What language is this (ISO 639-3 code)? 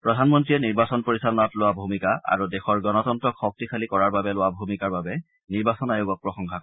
asm